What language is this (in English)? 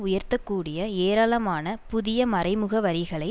Tamil